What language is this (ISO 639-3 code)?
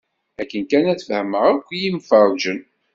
kab